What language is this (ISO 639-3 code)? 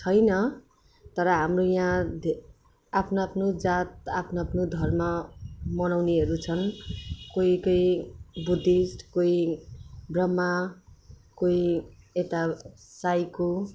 nep